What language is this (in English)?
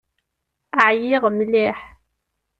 Kabyle